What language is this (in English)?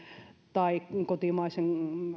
Finnish